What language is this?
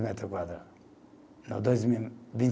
Portuguese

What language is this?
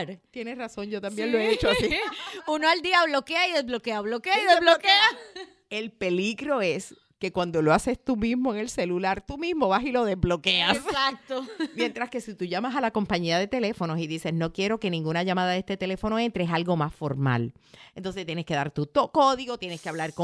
Spanish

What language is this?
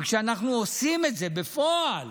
Hebrew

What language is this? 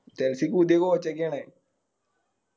Malayalam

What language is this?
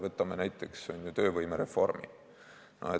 Estonian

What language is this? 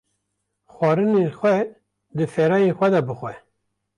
Kurdish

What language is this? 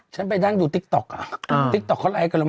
Thai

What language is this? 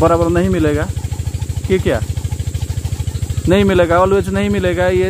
Hindi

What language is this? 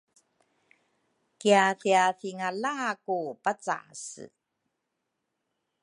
Rukai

